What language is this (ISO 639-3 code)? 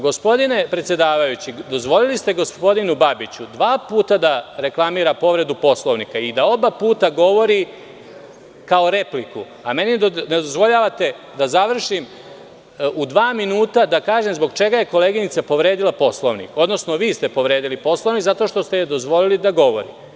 srp